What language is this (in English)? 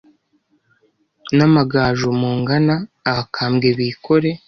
Kinyarwanda